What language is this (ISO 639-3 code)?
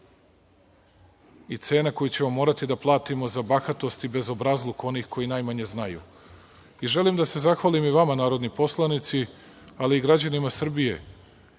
srp